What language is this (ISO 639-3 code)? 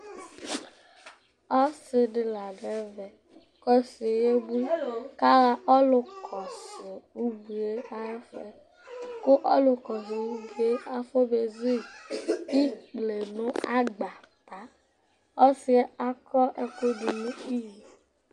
kpo